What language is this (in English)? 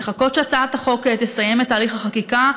Hebrew